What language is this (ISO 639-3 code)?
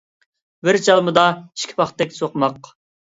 uig